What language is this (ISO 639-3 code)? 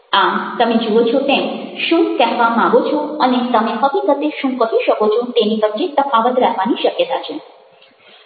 guj